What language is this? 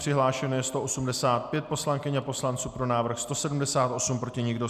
Czech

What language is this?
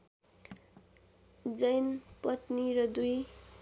Nepali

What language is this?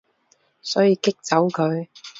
Cantonese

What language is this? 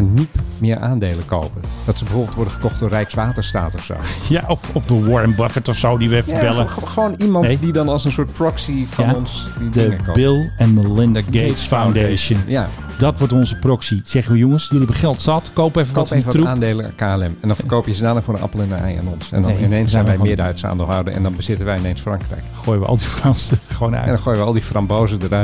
Dutch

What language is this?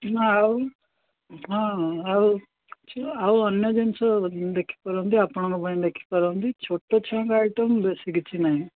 Odia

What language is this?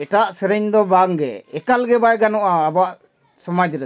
Santali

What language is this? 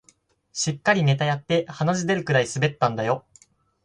Japanese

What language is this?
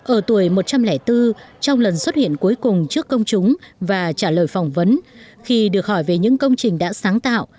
Vietnamese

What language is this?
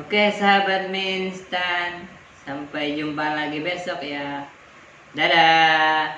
Indonesian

